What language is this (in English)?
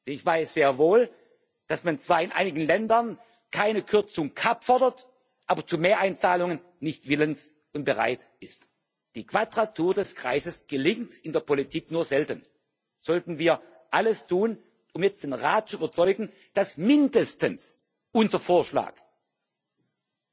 German